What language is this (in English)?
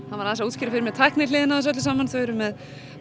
Icelandic